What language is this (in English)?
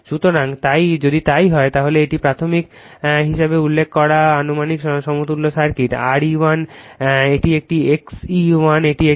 Bangla